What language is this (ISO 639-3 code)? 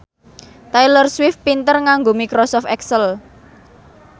jav